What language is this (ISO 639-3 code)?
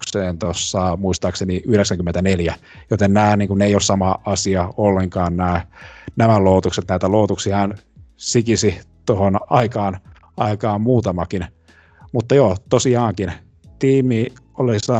fin